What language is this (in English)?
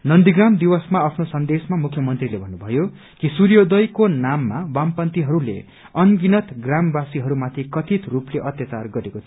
Nepali